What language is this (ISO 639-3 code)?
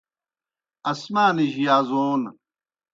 plk